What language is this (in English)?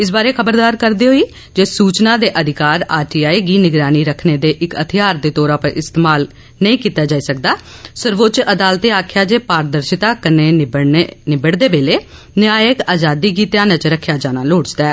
Dogri